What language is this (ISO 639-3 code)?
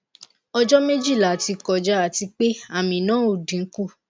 yor